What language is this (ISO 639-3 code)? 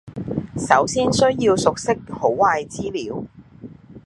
yue